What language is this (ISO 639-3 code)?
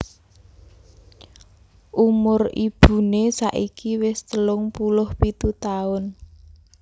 jav